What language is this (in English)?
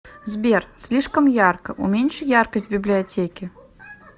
Russian